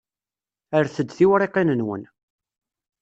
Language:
Kabyle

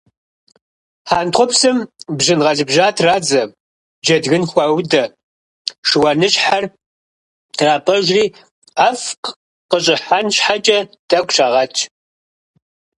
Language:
Kabardian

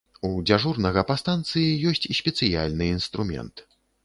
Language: Belarusian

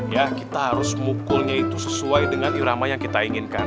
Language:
Indonesian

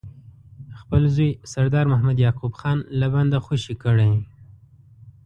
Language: Pashto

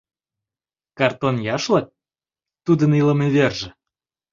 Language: Mari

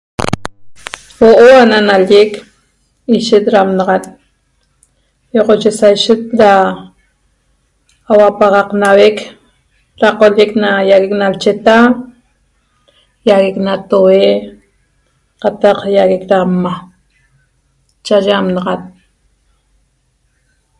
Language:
Toba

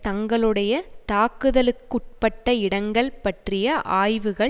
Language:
Tamil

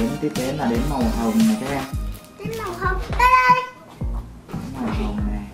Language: Vietnamese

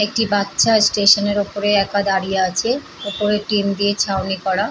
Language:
Bangla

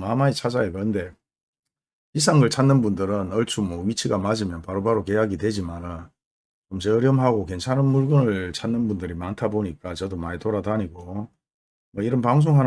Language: Korean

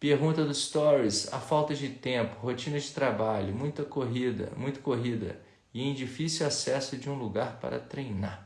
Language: Portuguese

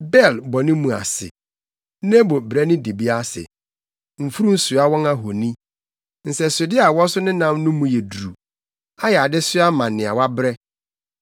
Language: Akan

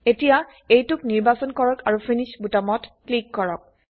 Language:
Assamese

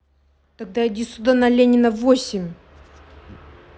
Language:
Russian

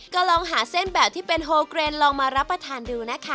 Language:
Thai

